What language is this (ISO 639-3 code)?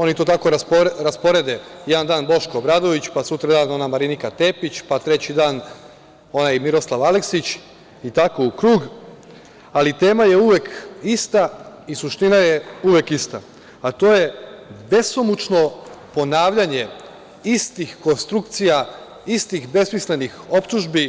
srp